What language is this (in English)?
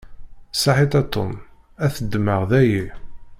Kabyle